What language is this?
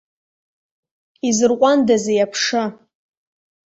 Abkhazian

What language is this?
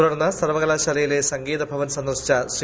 Malayalam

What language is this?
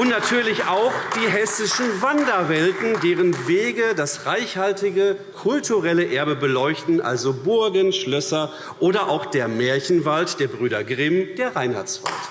German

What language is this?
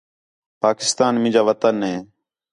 Khetrani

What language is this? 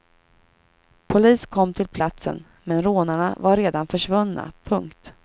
Swedish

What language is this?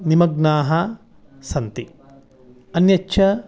Sanskrit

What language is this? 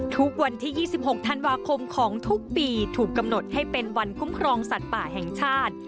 Thai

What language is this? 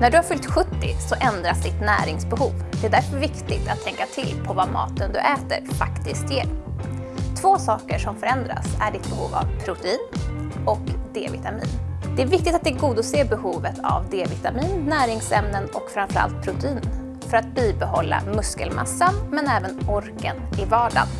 Swedish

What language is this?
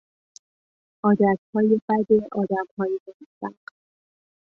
Persian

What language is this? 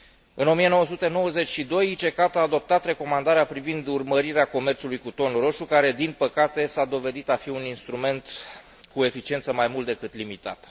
Romanian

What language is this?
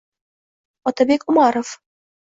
Uzbek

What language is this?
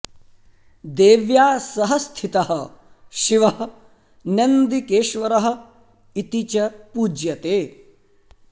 Sanskrit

